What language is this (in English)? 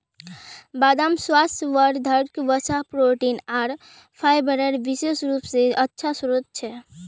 Magahi